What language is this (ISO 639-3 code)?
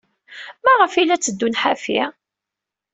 kab